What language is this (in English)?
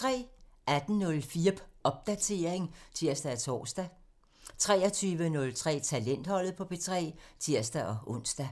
Danish